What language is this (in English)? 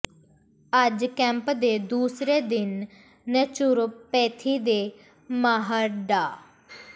Punjabi